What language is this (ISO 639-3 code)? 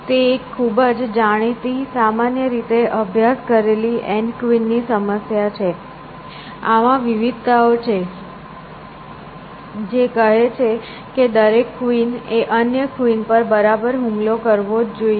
guj